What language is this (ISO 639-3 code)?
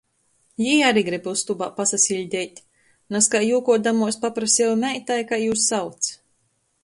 ltg